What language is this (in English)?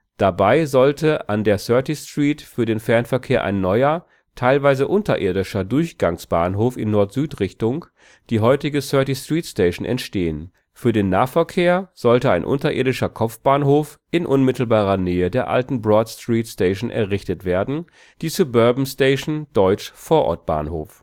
German